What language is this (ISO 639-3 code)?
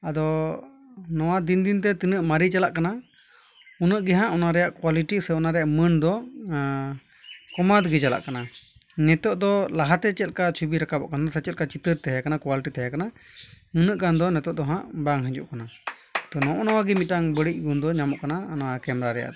sat